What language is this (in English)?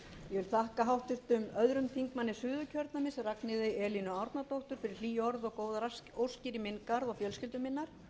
Icelandic